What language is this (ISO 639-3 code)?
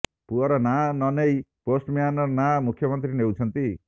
ori